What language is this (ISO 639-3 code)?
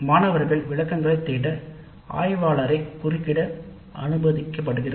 tam